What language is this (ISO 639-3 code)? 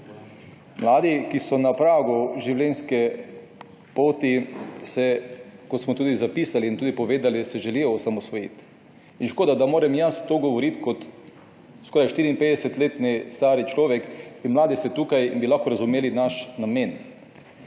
slv